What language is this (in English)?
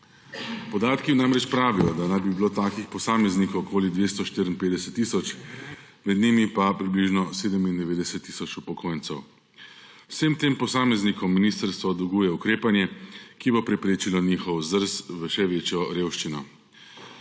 Slovenian